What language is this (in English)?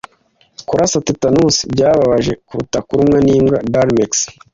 Kinyarwanda